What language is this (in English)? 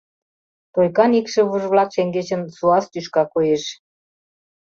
Mari